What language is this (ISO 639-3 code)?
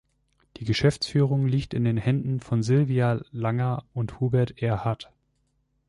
deu